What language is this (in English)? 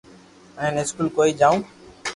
Loarki